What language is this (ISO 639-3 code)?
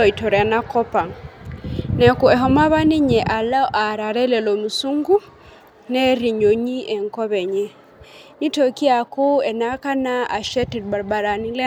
mas